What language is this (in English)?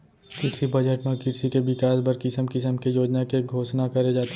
Chhattisgarhi